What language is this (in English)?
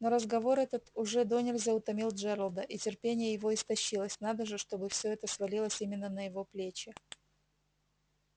Russian